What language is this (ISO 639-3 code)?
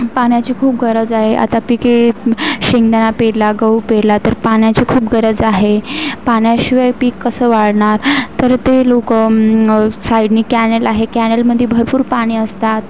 mar